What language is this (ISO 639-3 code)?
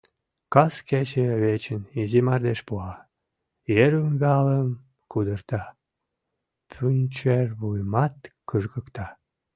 chm